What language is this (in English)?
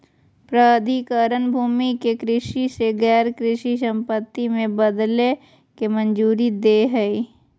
Magahi